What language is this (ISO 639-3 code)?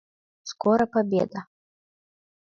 chm